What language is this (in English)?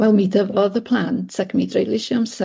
Welsh